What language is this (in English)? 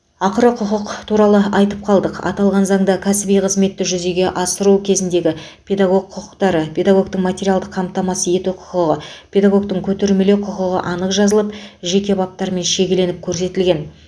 Kazakh